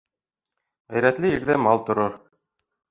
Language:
Bashkir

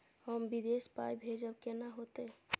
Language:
Maithili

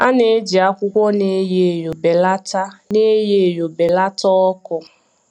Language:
Igbo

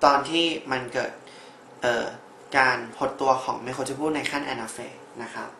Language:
Thai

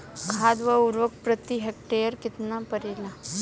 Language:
Bhojpuri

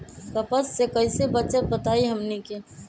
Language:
Magahi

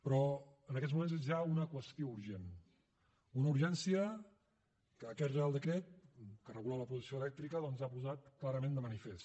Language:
Catalan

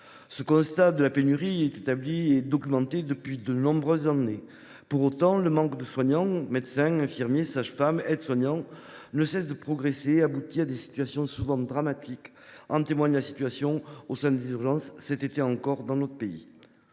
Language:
French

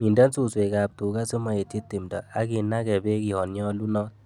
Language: Kalenjin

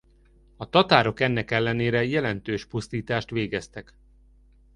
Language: Hungarian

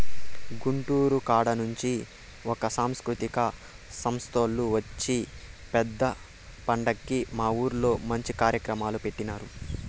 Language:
Telugu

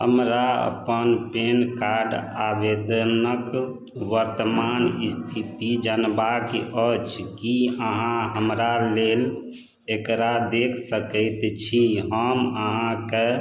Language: Maithili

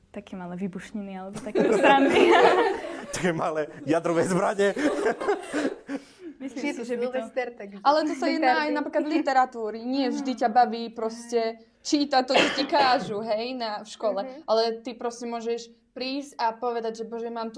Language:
Slovak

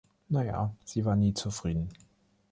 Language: German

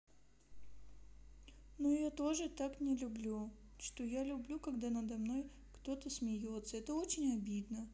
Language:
Russian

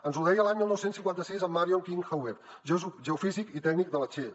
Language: Catalan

